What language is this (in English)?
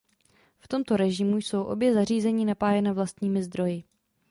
Czech